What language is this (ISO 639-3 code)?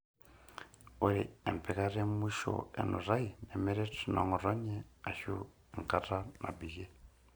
mas